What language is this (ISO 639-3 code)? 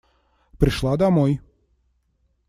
rus